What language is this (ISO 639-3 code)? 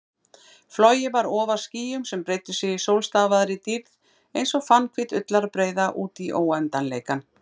isl